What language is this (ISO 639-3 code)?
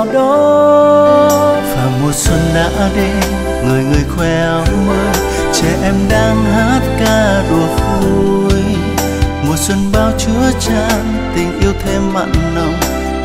vie